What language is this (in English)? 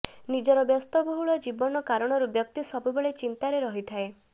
Odia